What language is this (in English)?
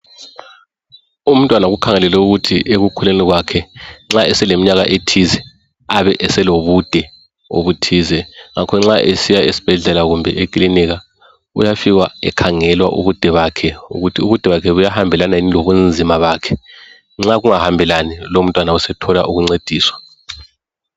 North Ndebele